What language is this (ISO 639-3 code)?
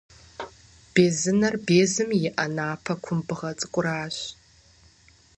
kbd